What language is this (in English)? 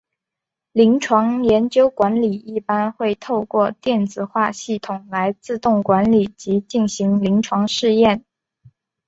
Chinese